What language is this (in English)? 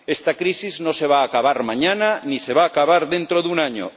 Spanish